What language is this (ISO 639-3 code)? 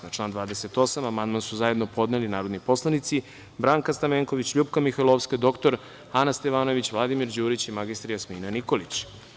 srp